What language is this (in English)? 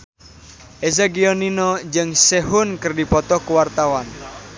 Sundanese